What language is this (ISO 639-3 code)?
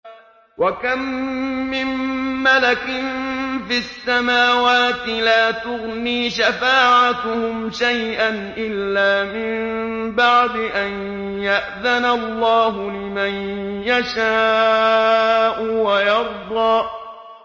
ara